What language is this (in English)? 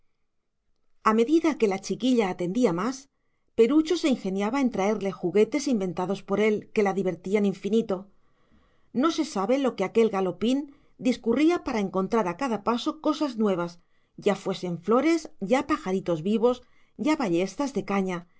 Spanish